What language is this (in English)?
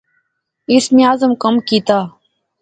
Pahari-Potwari